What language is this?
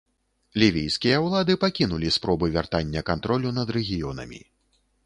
Belarusian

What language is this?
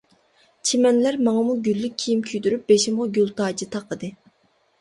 Uyghur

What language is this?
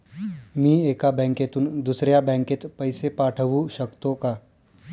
Marathi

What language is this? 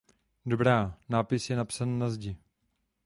Czech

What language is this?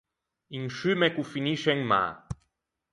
Ligurian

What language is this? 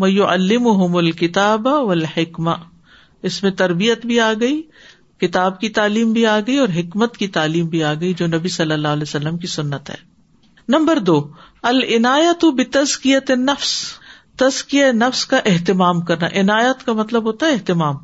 Urdu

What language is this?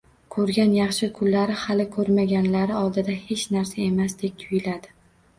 Uzbek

